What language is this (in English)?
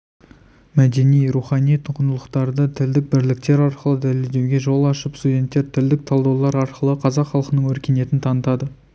Kazakh